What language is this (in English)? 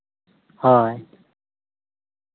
Santali